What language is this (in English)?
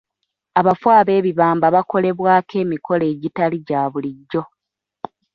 Ganda